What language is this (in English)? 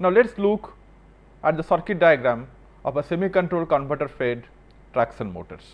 English